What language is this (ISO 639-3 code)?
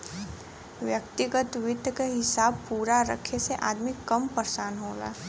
bho